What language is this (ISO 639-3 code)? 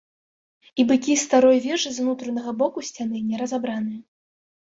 bel